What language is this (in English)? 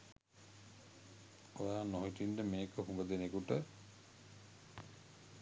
Sinhala